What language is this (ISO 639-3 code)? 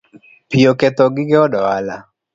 luo